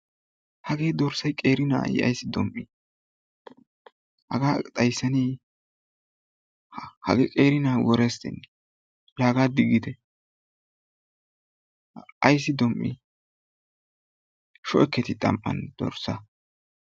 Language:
Wolaytta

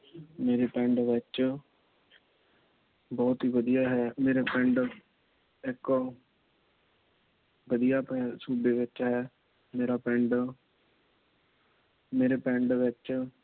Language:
Punjabi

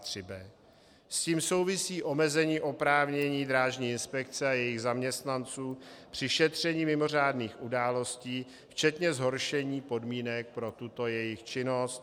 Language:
Czech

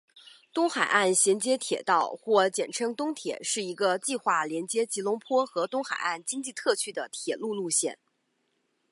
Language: Chinese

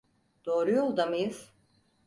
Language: Turkish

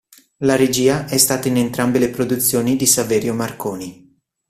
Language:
Italian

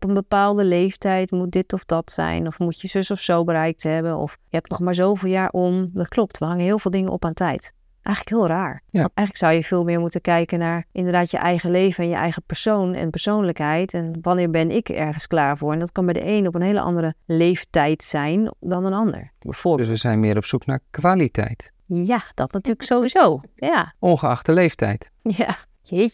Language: Dutch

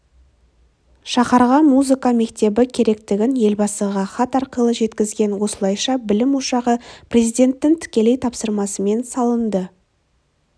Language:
Kazakh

